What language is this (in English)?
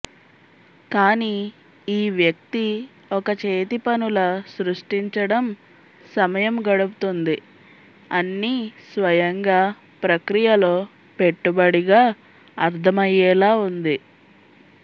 Telugu